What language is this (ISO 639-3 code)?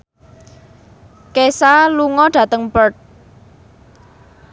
jav